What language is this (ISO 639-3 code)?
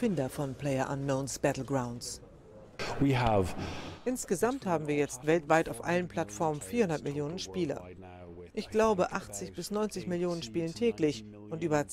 deu